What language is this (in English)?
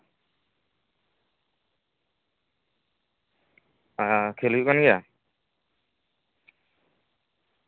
Santali